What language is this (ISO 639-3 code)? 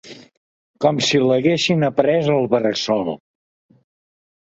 cat